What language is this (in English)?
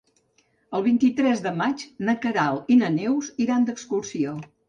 Catalan